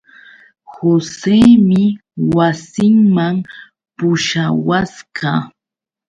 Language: Yauyos Quechua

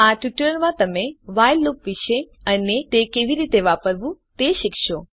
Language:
Gujarati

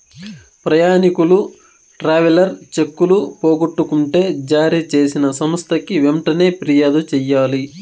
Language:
Telugu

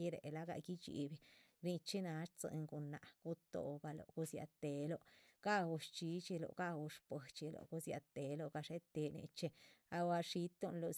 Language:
Chichicapan Zapotec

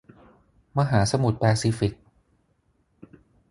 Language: Thai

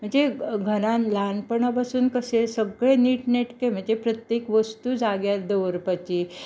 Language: Konkani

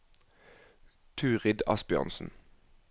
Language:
Norwegian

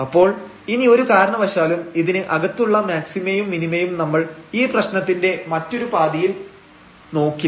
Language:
Malayalam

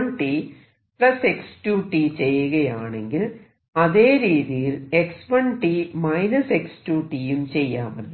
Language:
Malayalam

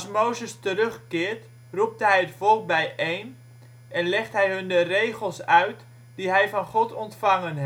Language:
Dutch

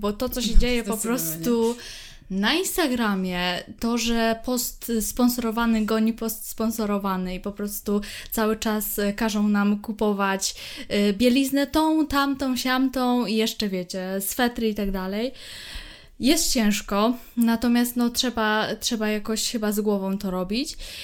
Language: Polish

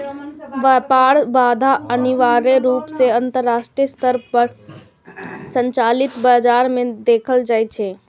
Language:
Maithili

